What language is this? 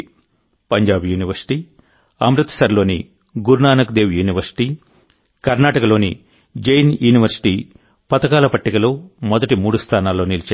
Telugu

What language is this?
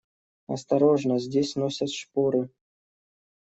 Russian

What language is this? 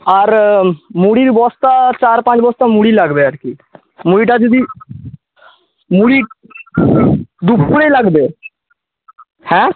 Bangla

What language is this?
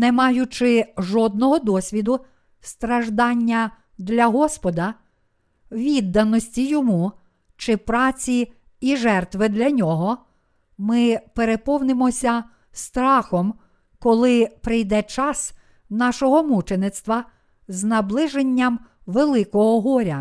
Ukrainian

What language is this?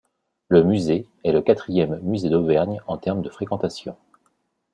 French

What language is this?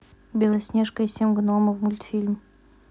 Russian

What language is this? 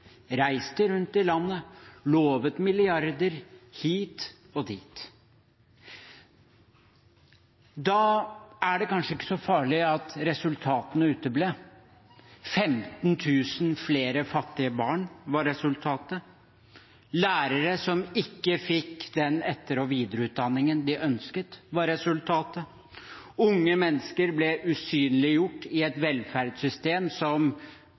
Norwegian Bokmål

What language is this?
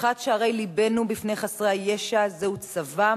Hebrew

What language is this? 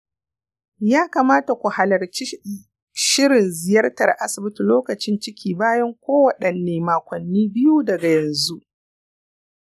Hausa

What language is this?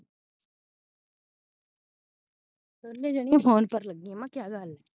Punjabi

